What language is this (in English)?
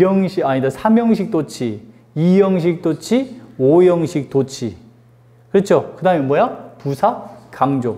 Korean